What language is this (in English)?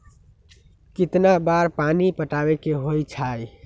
Magahi